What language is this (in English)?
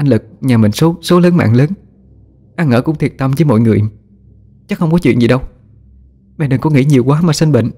Vietnamese